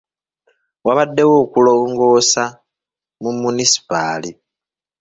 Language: Ganda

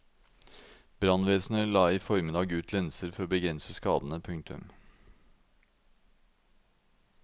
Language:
Norwegian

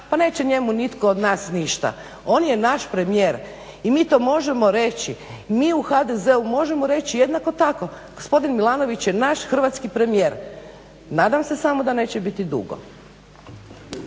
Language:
Croatian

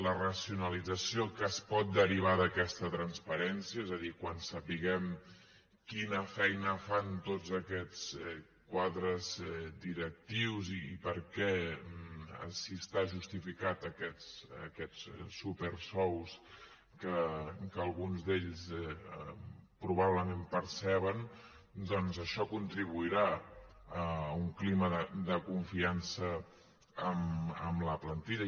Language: Catalan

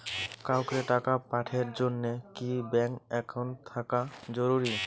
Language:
Bangla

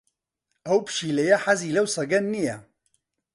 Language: Central Kurdish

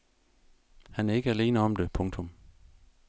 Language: Danish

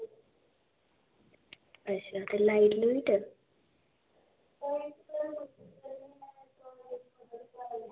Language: Dogri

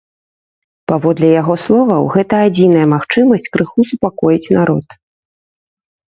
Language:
Belarusian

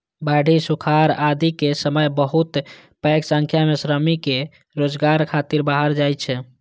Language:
Maithili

